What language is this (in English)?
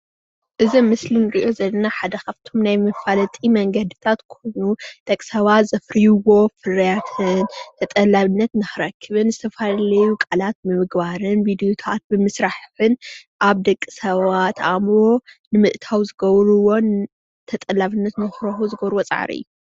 Tigrinya